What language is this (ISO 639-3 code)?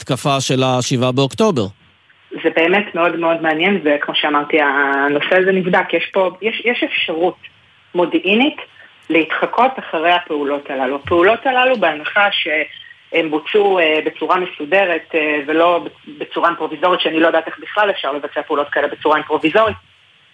heb